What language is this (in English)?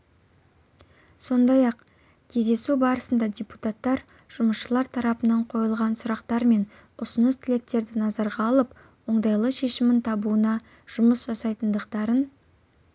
Kazakh